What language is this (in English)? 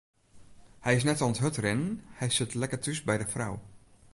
Western Frisian